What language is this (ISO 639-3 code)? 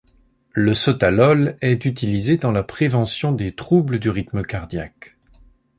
fra